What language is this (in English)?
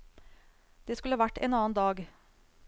Norwegian